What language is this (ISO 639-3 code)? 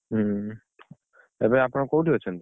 ori